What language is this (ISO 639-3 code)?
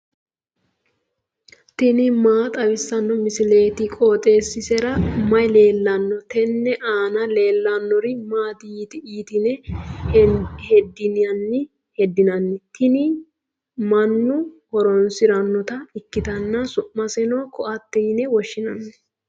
sid